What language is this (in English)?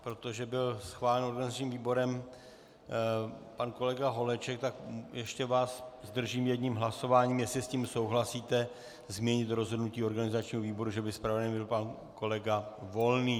Czech